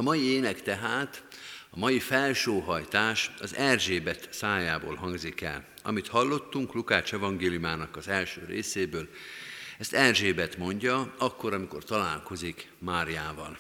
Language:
Hungarian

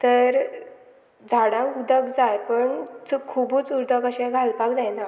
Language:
Konkani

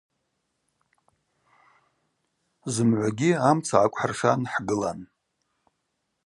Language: Abaza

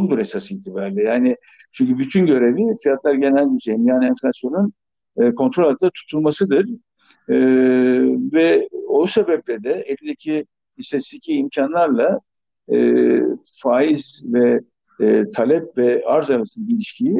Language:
Turkish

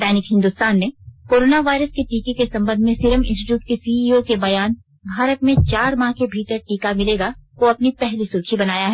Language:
Hindi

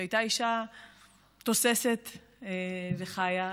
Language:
Hebrew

